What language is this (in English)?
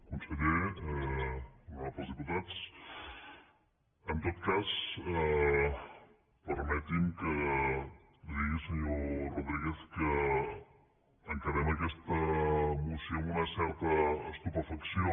Catalan